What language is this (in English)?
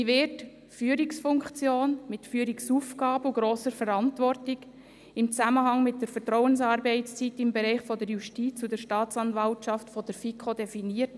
Swiss German